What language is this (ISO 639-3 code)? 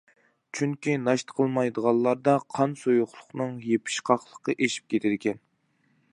uig